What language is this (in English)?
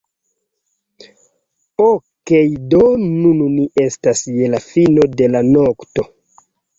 Esperanto